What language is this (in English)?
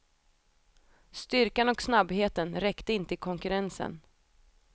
Swedish